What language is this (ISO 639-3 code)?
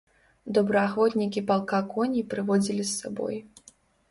bel